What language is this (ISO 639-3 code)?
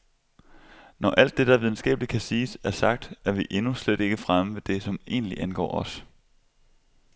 dan